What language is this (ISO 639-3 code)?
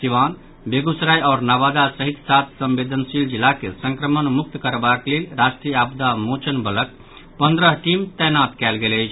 mai